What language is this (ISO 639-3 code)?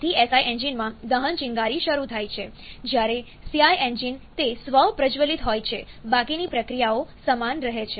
guj